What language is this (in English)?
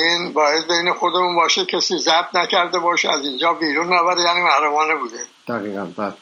Persian